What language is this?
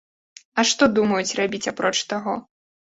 Belarusian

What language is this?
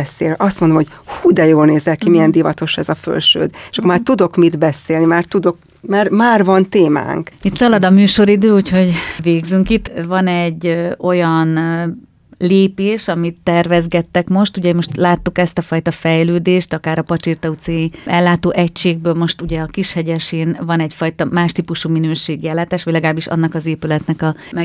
Hungarian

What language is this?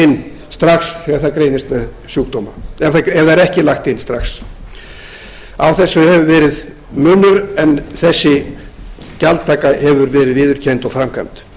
Icelandic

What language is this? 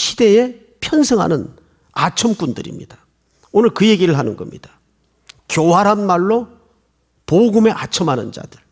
Korean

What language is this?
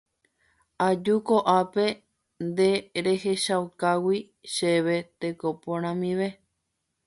Guarani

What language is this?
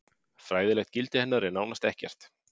Icelandic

